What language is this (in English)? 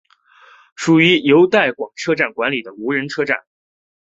Chinese